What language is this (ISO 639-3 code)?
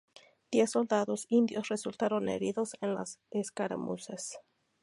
spa